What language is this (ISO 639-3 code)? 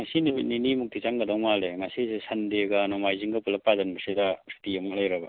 mni